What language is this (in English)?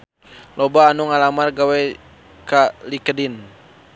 Sundanese